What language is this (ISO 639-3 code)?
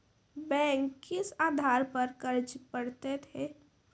mai